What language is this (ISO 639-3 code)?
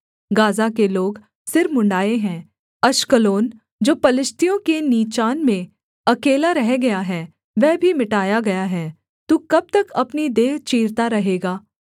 hin